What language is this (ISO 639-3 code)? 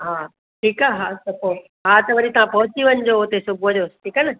snd